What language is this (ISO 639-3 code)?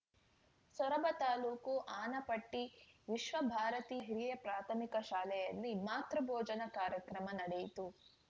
kan